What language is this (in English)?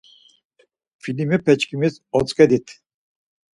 Laz